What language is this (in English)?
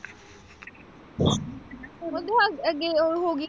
Punjabi